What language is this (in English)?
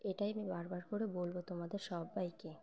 Bangla